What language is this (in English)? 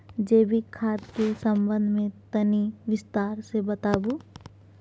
Maithili